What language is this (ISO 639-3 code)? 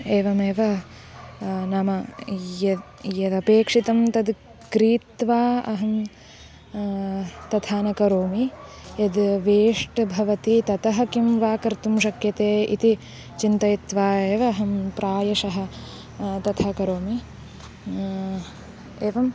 san